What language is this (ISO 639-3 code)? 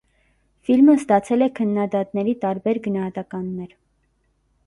hye